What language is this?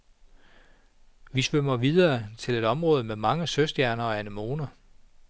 Danish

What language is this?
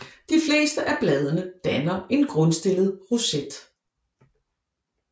Danish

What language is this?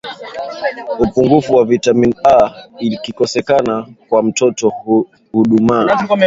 Swahili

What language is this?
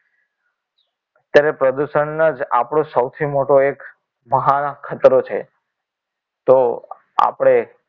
Gujarati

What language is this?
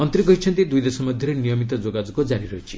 Odia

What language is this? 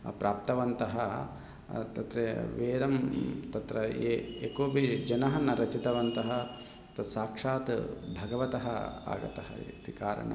Sanskrit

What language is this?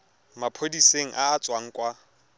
Tswana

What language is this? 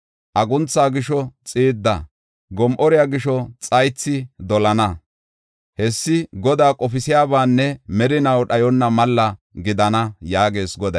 Gofa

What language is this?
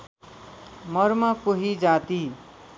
Nepali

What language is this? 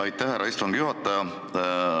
Estonian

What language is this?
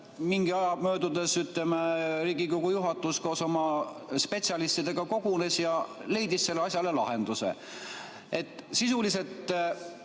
Estonian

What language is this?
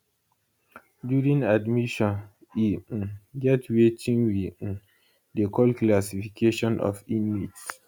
Nigerian Pidgin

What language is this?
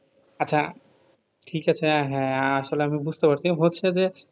Bangla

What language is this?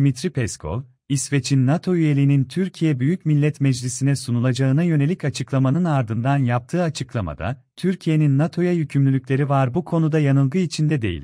Turkish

